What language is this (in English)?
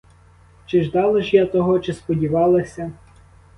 Ukrainian